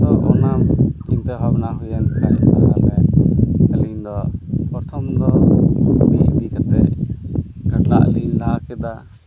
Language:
Santali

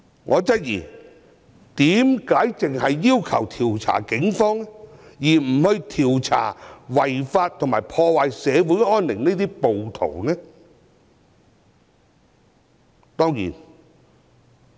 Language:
Cantonese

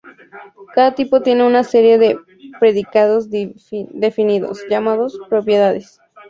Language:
Spanish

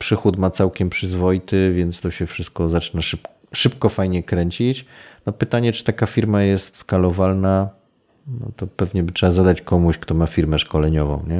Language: Polish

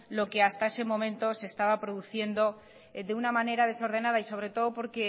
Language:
Spanish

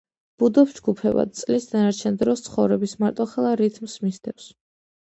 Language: Georgian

